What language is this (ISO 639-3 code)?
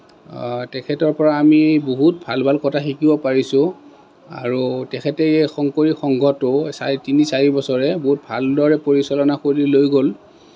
asm